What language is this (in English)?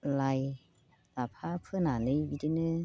Bodo